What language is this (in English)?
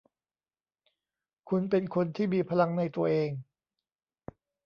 Thai